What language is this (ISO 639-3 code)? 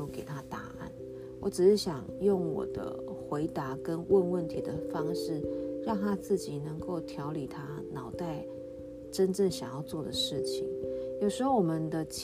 zho